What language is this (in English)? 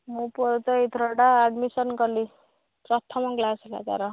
Odia